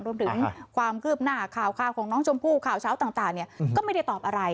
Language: Thai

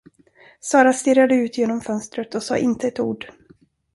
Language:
Swedish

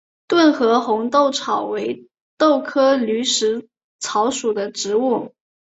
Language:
Chinese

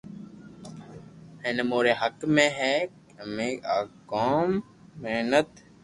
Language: Loarki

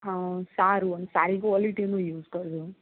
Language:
Gujarati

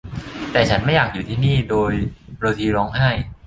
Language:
Thai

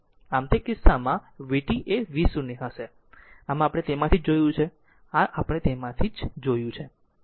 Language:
Gujarati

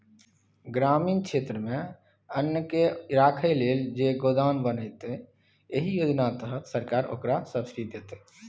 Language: Maithili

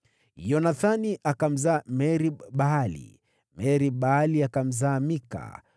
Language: Swahili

